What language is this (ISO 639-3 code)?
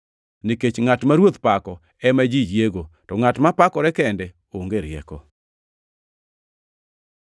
luo